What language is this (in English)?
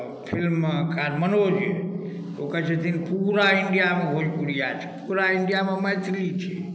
Maithili